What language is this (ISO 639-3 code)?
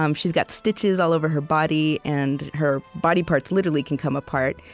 eng